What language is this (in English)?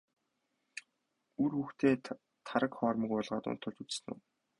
Mongolian